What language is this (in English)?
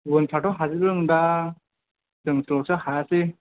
Bodo